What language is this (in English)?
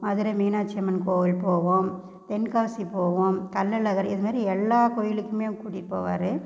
Tamil